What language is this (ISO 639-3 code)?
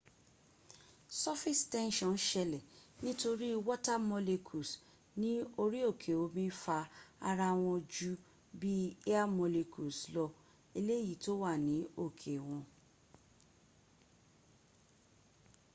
yor